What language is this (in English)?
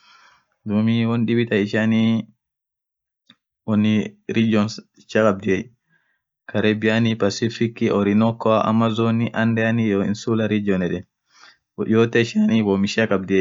Orma